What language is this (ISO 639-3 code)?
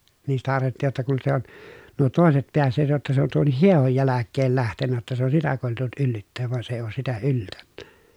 fin